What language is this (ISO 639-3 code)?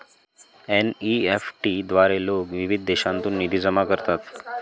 mar